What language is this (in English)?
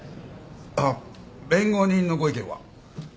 Japanese